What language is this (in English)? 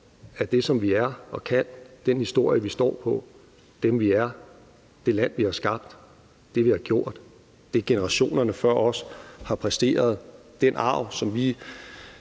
Danish